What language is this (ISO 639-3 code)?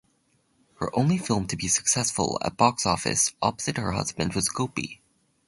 eng